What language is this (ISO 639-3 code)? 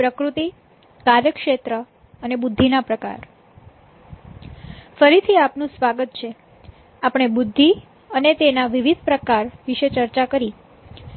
guj